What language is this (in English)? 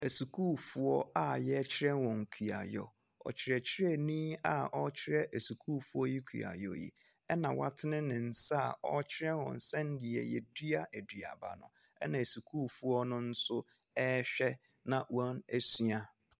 Akan